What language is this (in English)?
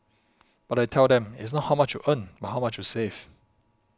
English